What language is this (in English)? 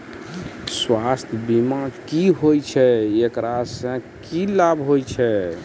Maithili